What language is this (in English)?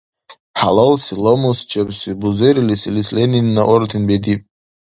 Dargwa